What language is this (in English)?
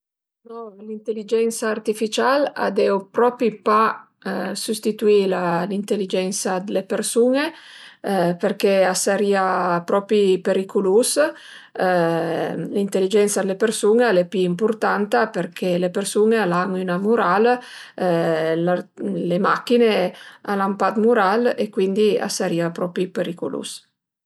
Piedmontese